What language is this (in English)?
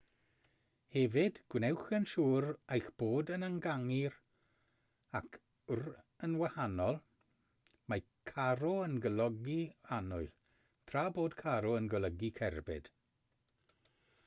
Welsh